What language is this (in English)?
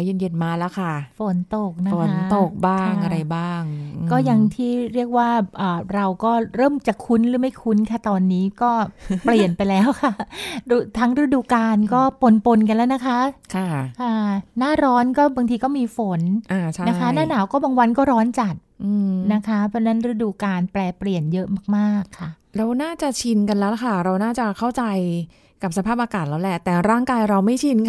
Thai